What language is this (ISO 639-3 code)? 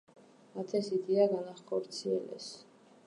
kat